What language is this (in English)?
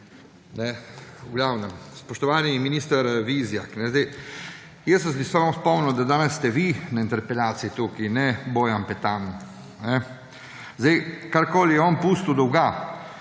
Slovenian